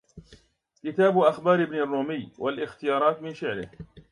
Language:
Arabic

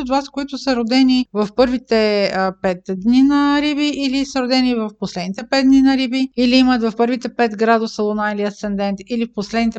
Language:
Bulgarian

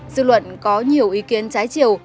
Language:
Vietnamese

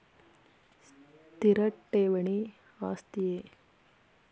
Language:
Kannada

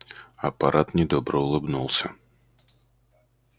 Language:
Russian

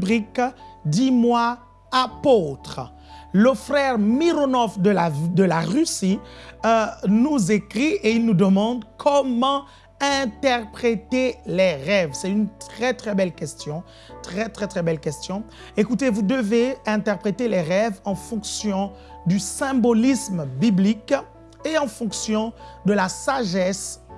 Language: French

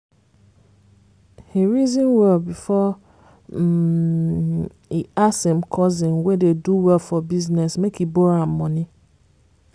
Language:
Nigerian Pidgin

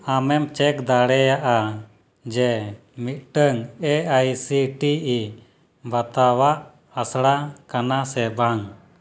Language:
Santali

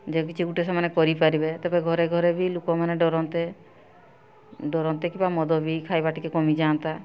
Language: Odia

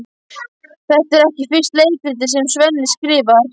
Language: Icelandic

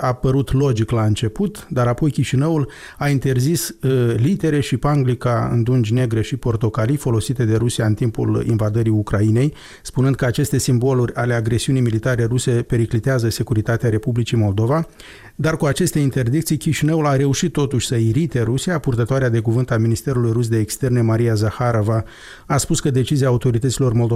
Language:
Romanian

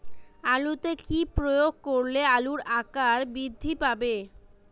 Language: Bangla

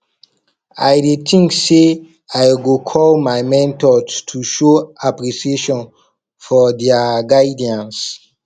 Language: Nigerian Pidgin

